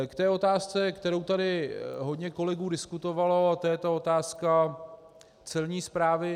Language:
Czech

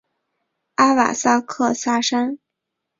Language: Chinese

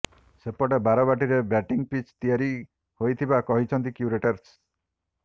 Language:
Odia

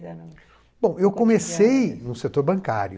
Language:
Portuguese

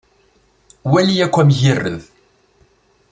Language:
Kabyle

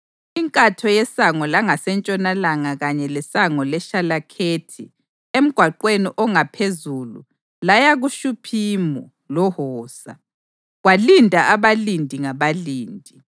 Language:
North Ndebele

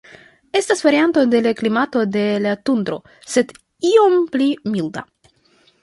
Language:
Esperanto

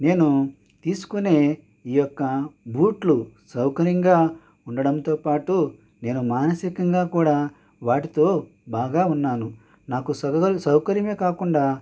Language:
Telugu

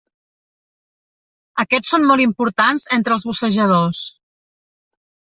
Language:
Catalan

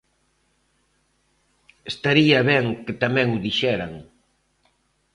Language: Galician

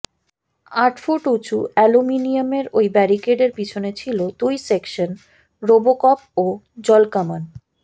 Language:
Bangla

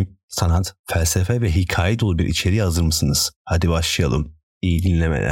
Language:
Turkish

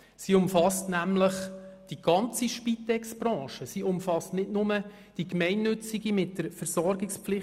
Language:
Swiss German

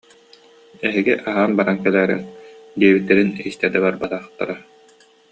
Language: Yakut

